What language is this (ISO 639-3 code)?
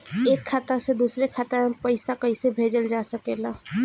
bho